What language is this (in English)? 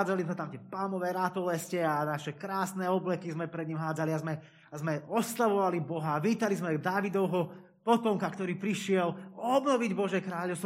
Slovak